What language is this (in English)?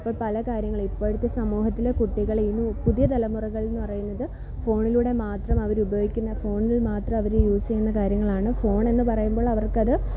Malayalam